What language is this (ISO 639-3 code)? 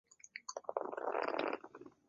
zho